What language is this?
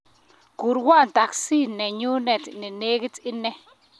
Kalenjin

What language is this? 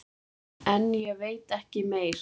Icelandic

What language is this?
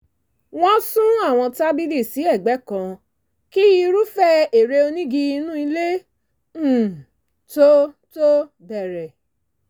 Yoruba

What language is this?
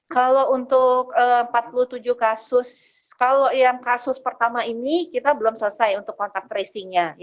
Indonesian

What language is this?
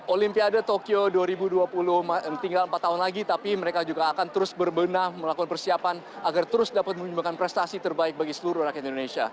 Indonesian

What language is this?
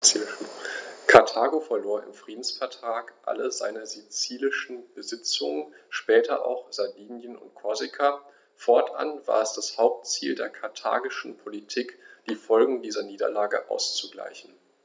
German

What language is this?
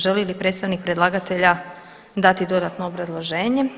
Croatian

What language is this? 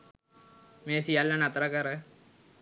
Sinhala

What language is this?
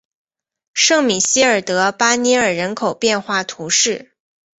Chinese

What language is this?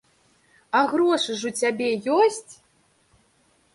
Belarusian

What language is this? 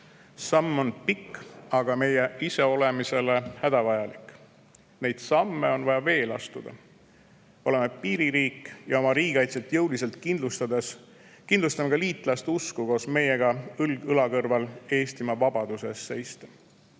Estonian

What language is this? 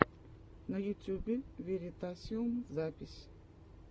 Russian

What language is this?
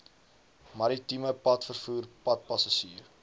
Afrikaans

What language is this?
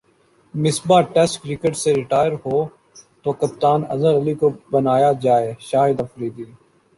Urdu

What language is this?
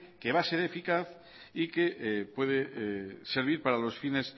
Spanish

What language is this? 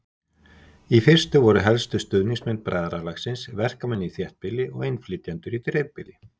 Icelandic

